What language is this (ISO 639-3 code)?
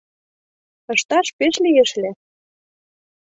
chm